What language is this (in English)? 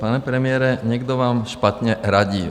Czech